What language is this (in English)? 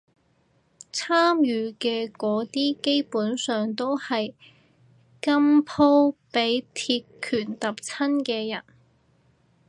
Cantonese